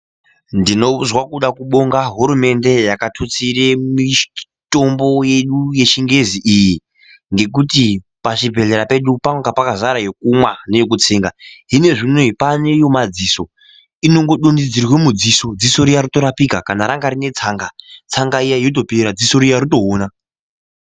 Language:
Ndau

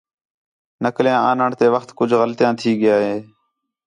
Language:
Khetrani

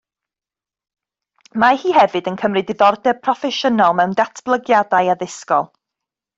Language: Welsh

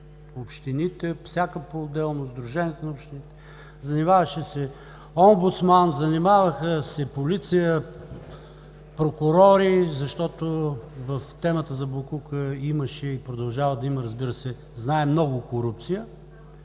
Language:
Bulgarian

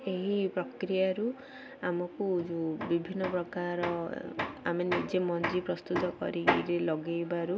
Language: Odia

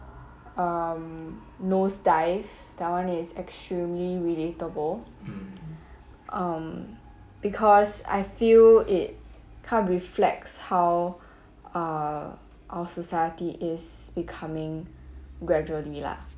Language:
English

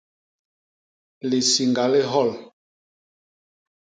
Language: Basaa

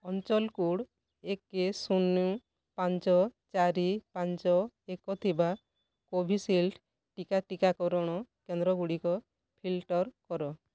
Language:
Odia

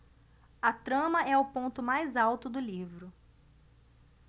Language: Portuguese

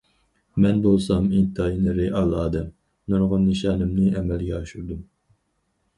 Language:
Uyghur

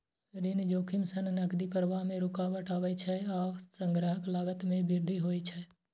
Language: Maithili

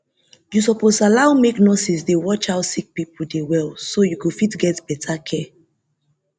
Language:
Nigerian Pidgin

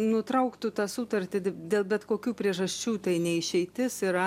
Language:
Lithuanian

